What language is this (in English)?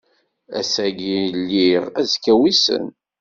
Kabyle